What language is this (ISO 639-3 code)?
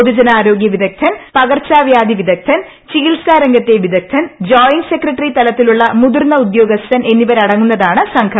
mal